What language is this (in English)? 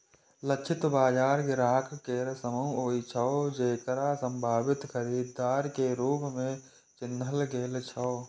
Maithili